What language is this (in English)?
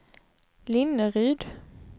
Swedish